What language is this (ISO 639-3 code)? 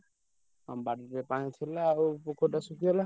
ori